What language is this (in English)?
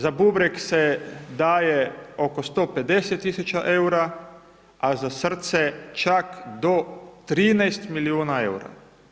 Croatian